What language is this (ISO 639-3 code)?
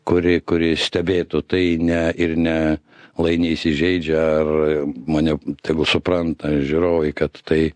lit